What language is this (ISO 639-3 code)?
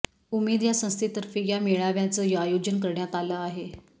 mar